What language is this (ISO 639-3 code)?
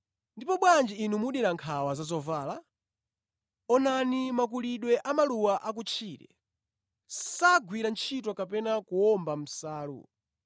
nya